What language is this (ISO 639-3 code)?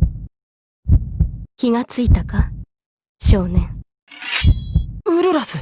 jpn